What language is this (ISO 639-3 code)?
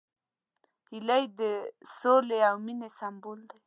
pus